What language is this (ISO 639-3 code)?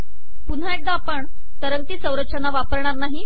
mar